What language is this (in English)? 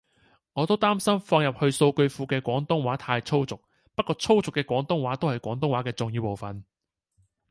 Cantonese